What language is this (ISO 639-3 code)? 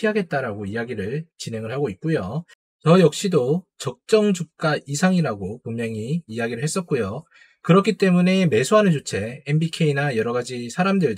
kor